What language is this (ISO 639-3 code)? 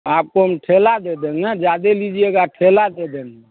hin